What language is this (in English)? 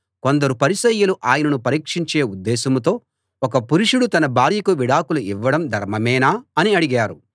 Telugu